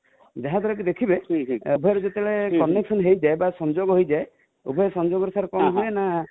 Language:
Odia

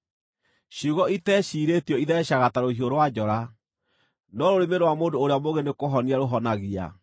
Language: Kikuyu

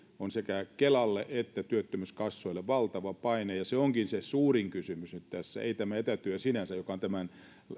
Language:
Finnish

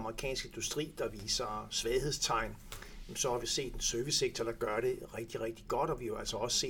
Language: Danish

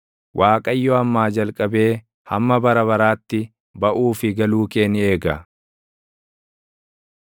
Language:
Oromo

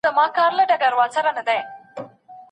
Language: Pashto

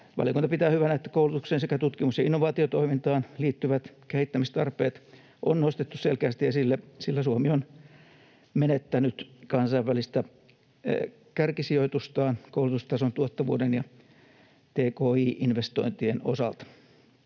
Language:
Finnish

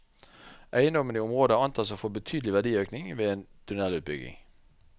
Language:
Norwegian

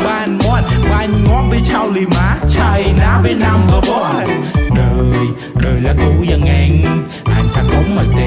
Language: Vietnamese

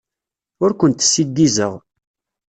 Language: Kabyle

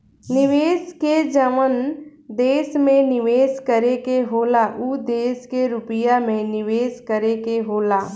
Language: Bhojpuri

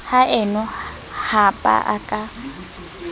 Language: Southern Sotho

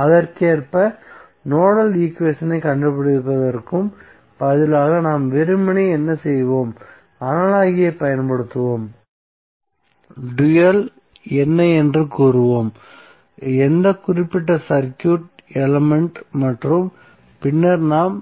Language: Tamil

